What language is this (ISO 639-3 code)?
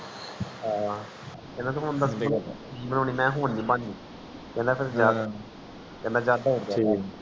pan